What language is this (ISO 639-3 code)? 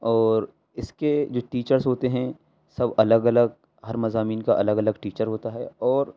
urd